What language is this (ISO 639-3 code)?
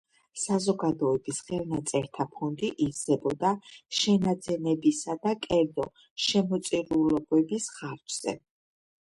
kat